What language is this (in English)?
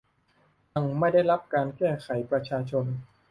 Thai